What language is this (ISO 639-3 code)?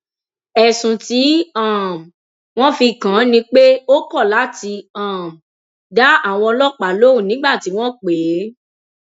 yor